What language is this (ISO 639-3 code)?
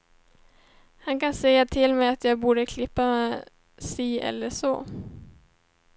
swe